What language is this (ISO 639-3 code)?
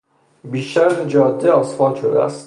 fas